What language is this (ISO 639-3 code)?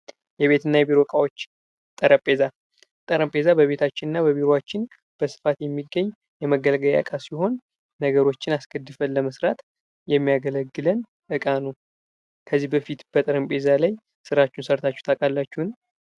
amh